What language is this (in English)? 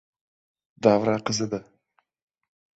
Uzbek